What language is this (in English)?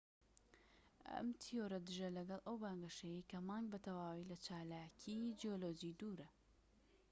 Central Kurdish